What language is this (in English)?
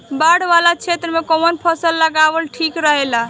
Bhojpuri